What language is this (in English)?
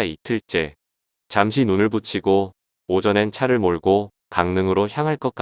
Korean